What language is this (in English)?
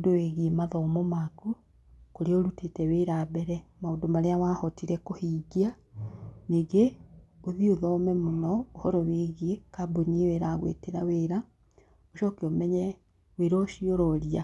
Kikuyu